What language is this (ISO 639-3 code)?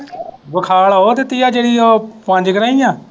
pan